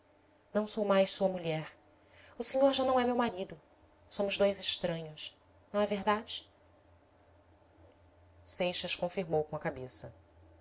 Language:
Portuguese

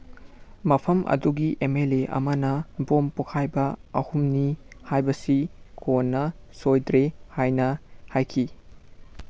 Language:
Manipuri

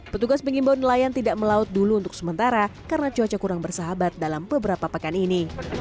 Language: Indonesian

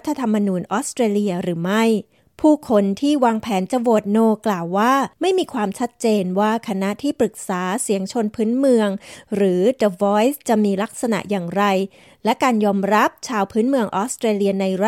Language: Thai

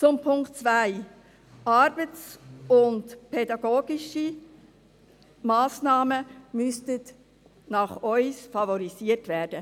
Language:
Swiss German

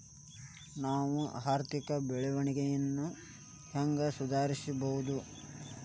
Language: Kannada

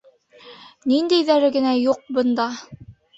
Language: Bashkir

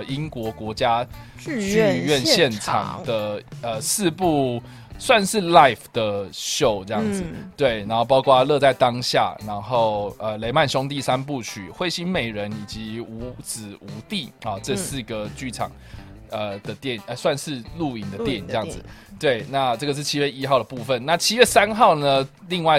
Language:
Chinese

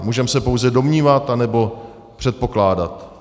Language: Czech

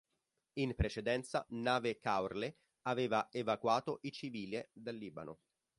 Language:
Italian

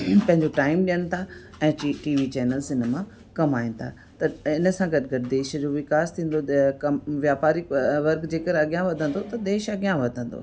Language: Sindhi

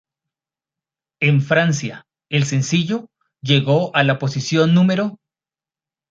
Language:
Spanish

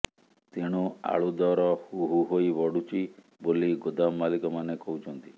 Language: Odia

